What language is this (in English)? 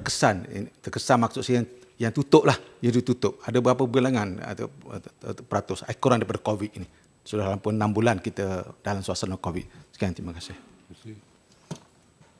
Malay